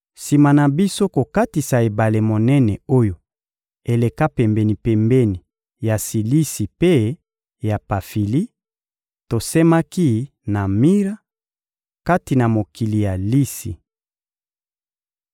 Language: Lingala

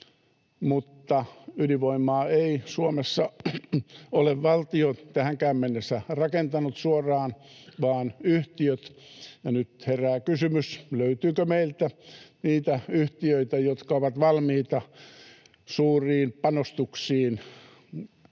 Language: Finnish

